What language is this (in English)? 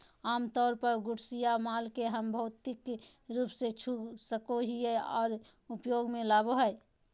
Magahi